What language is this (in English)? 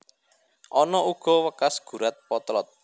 Javanese